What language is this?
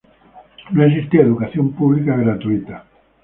Spanish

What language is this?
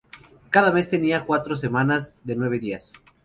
Spanish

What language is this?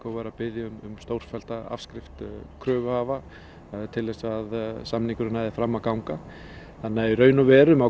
Icelandic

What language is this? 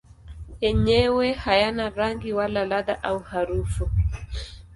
Swahili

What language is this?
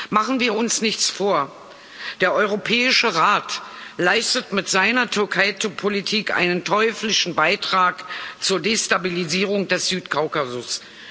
German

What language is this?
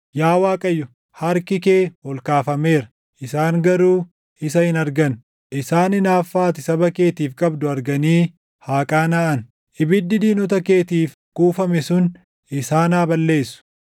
Oromo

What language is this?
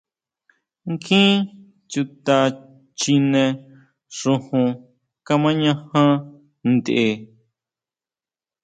Huautla Mazatec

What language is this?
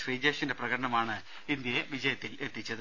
Malayalam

